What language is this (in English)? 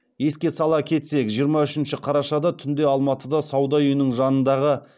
Kazakh